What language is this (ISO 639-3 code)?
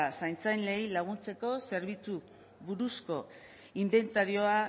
eus